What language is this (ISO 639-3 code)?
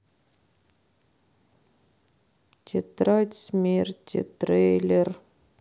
rus